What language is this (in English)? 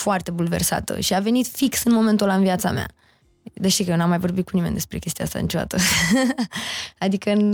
Romanian